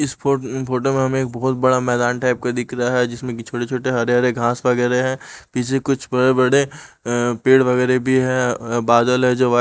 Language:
Hindi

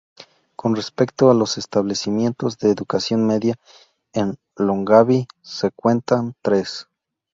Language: Spanish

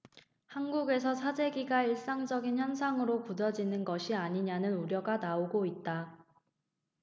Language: Korean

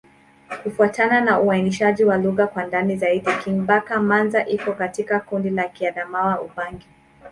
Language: Swahili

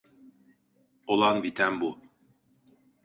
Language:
Turkish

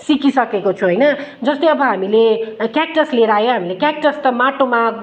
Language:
Nepali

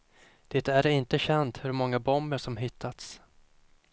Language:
Swedish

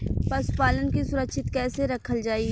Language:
Bhojpuri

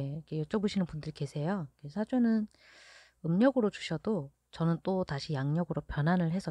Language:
Korean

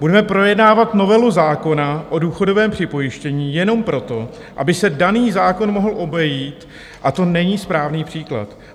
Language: Czech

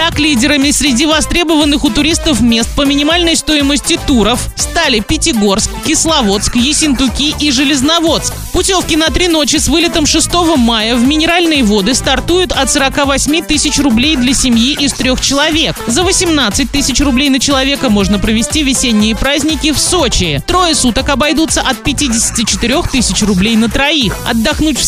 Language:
Russian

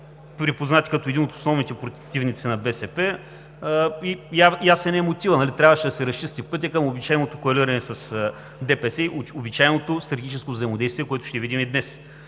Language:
Bulgarian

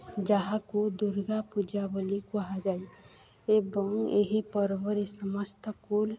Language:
Odia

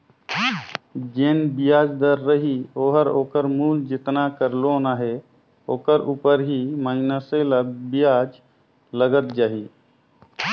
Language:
Chhattisgarhi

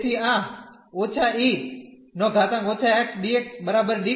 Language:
Gujarati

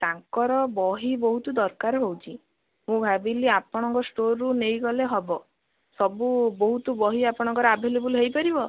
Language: Odia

